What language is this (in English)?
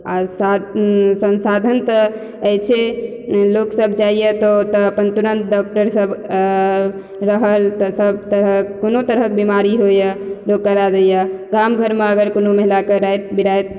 Maithili